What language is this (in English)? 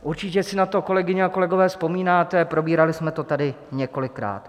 Czech